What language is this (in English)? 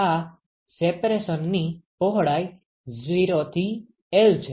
Gujarati